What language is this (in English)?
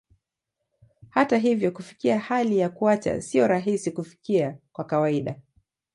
Swahili